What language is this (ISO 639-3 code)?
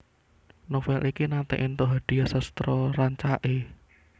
jav